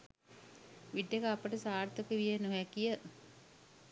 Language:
Sinhala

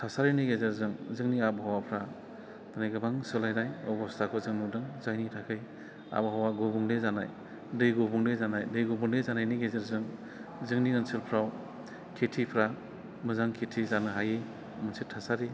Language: Bodo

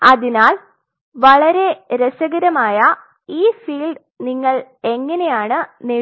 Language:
Malayalam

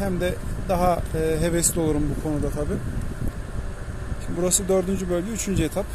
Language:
Turkish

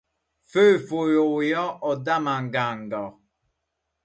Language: Hungarian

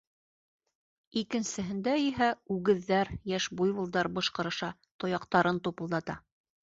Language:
Bashkir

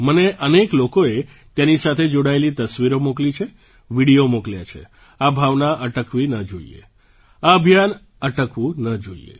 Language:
Gujarati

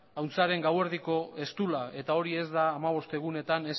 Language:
Basque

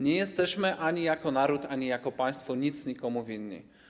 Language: Polish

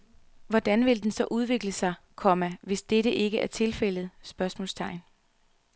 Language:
Danish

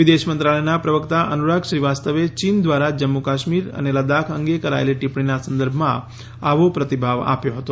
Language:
Gujarati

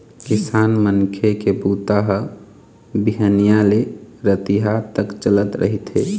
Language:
Chhattisgarhi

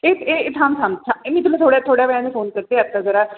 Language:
Marathi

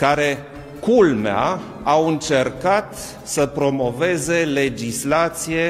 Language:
Romanian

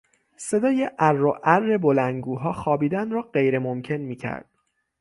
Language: Persian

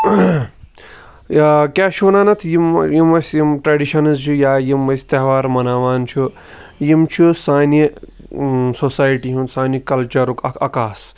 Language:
Kashmiri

